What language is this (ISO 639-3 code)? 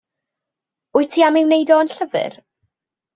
cym